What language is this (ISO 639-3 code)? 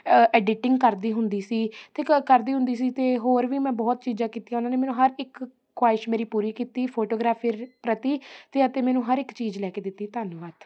pan